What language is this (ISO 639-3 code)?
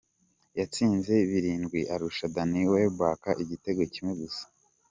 kin